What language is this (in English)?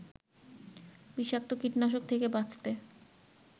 Bangla